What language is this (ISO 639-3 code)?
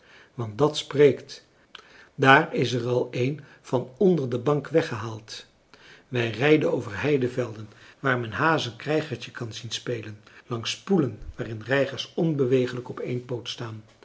nld